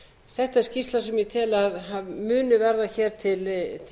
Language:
Icelandic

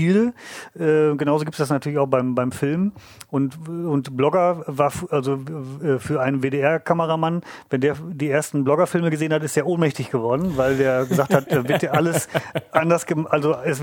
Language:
German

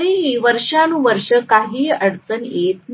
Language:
Marathi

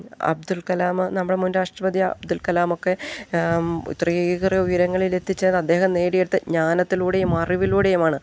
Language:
Malayalam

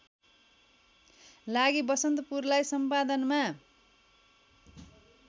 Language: Nepali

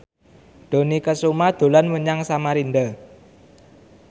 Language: Javanese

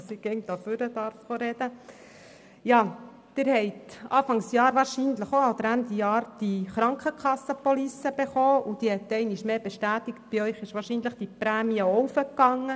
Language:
Swiss German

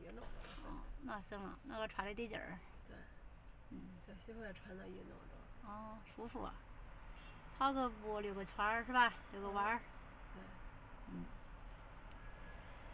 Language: Chinese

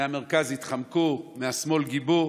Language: Hebrew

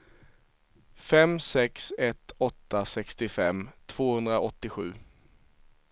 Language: Swedish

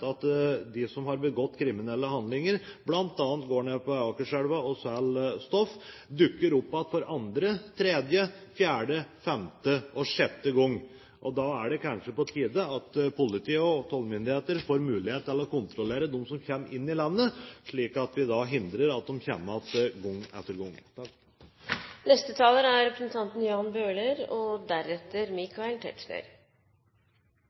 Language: Norwegian Bokmål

